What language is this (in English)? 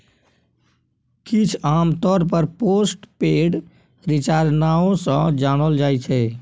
Maithili